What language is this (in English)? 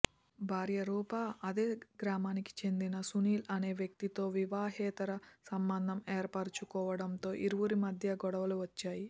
Telugu